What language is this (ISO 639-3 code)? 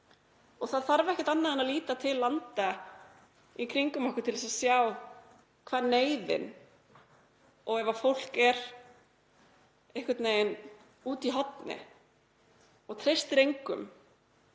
isl